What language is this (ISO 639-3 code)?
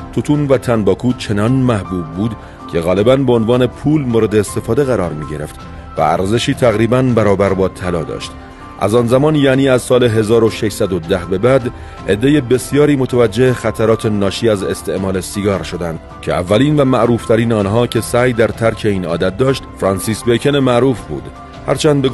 fas